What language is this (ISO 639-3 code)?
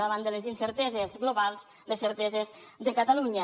cat